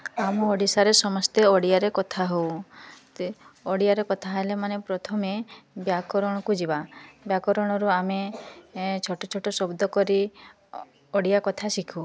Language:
Odia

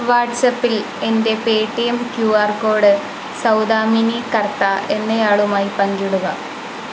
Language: Malayalam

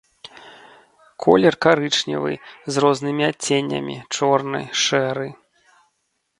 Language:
Belarusian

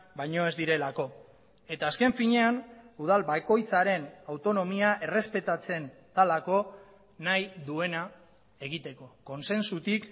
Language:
Basque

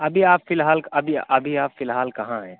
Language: Urdu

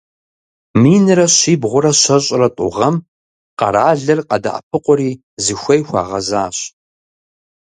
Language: Kabardian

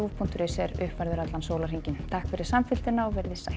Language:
Icelandic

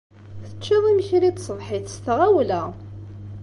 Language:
Kabyle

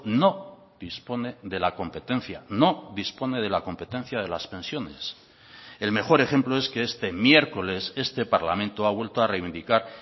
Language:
Spanish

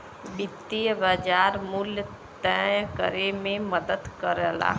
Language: Bhojpuri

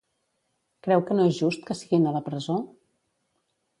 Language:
Catalan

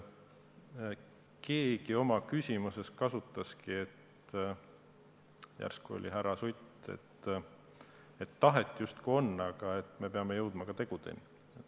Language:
Estonian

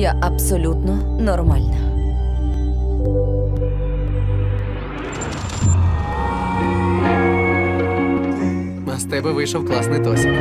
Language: Ukrainian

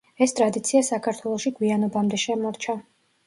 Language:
Georgian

